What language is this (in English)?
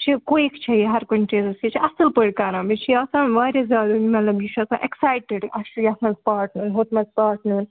Kashmiri